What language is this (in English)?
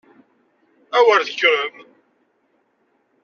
Kabyle